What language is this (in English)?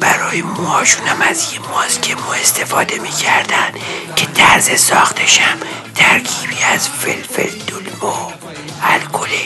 Persian